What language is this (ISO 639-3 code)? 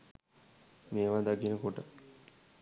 sin